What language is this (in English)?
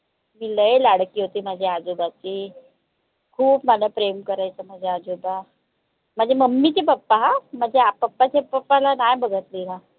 Marathi